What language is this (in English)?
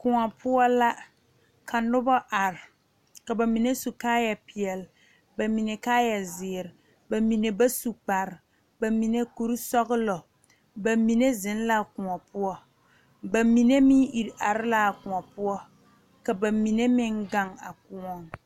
Southern Dagaare